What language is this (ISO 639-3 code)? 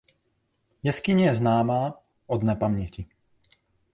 ces